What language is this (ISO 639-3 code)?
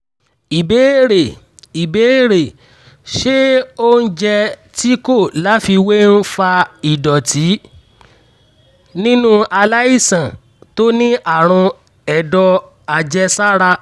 yor